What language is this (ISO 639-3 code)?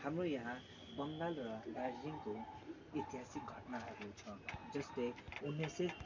nep